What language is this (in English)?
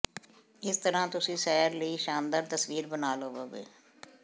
Punjabi